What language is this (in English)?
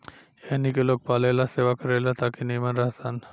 Bhojpuri